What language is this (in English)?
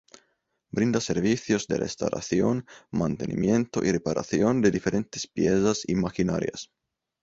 Spanish